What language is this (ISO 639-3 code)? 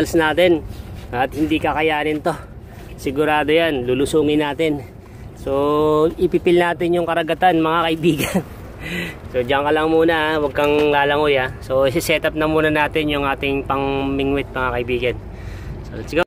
fil